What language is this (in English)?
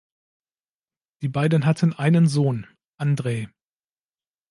German